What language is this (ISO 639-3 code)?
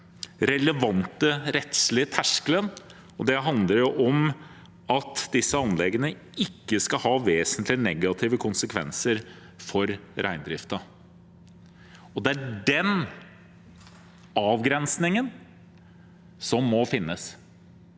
nor